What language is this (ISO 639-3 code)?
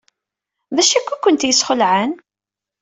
kab